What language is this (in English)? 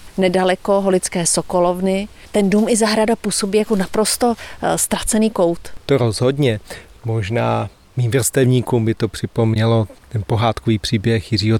Czech